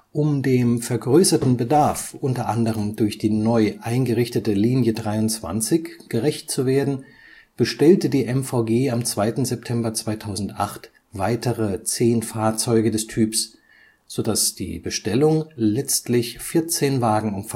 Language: German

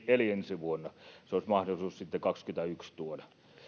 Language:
Finnish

